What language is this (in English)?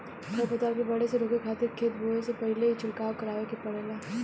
Bhojpuri